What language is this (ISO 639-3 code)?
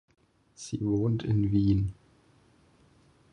deu